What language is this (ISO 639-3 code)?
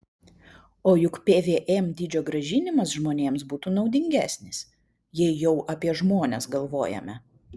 lit